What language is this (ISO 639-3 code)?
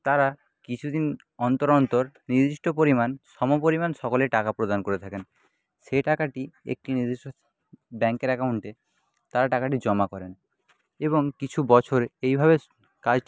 ben